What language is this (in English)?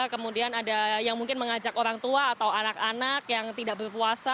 Indonesian